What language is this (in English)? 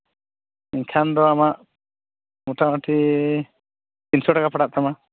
Santali